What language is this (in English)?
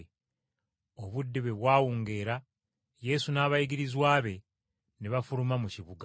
Ganda